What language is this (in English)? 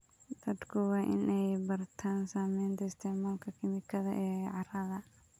Somali